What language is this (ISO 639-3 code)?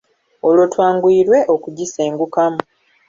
lug